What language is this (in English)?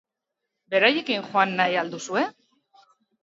Basque